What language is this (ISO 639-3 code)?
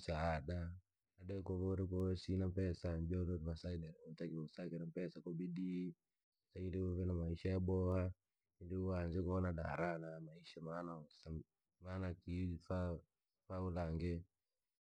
lag